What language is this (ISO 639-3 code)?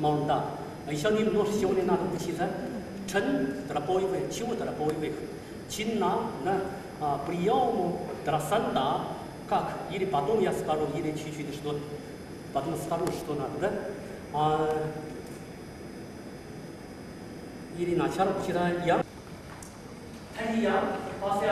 ron